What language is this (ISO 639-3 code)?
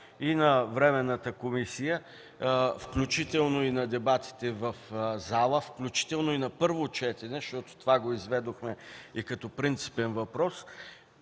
bul